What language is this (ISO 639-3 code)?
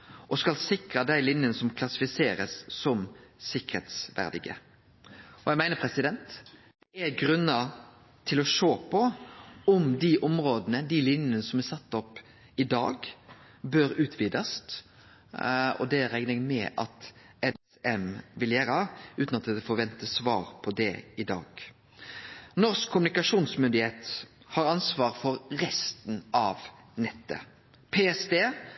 nno